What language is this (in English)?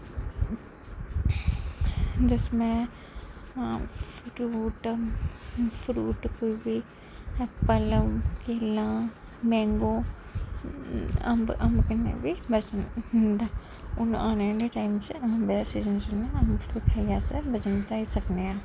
Dogri